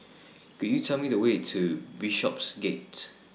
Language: English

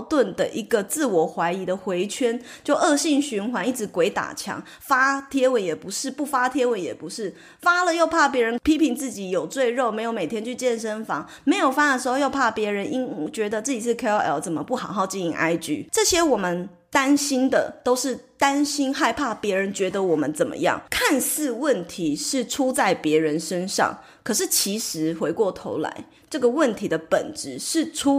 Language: Chinese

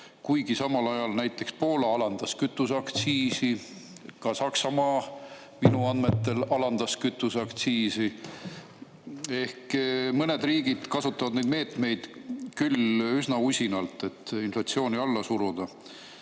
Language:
Estonian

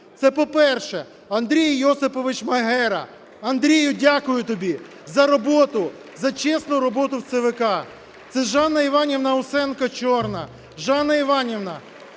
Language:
Ukrainian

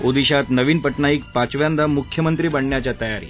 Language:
Marathi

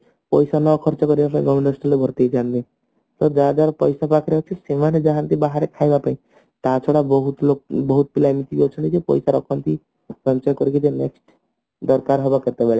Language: Odia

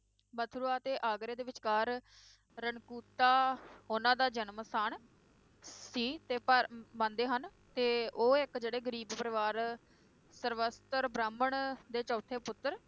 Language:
Punjabi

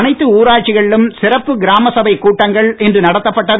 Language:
Tamil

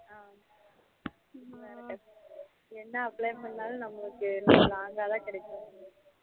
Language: Tamil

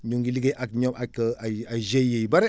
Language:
Wolof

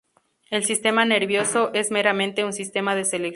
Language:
Spanish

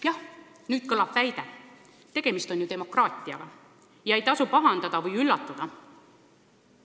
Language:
Estonian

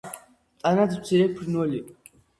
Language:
Georgian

